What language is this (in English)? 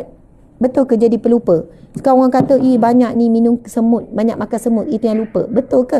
Malay